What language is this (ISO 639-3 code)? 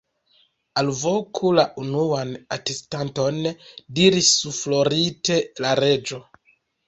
epo